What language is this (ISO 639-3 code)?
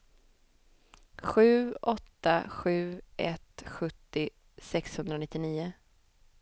swe